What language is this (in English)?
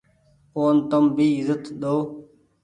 Goaria